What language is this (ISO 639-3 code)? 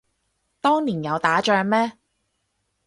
yue